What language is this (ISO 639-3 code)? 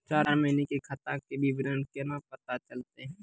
mai